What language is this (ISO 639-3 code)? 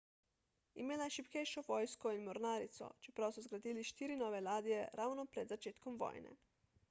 slv